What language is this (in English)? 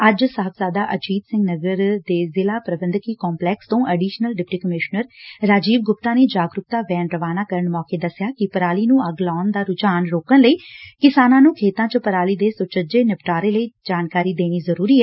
Punjabi